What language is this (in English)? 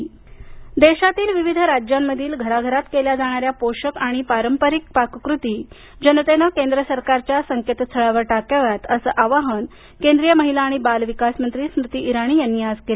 Marathi